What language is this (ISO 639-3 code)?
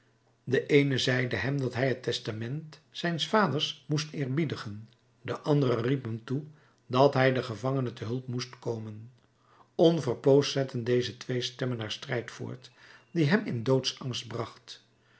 nld